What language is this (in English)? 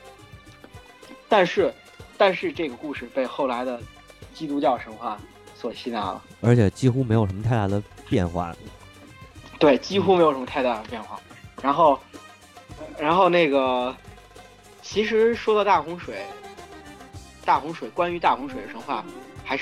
Chinese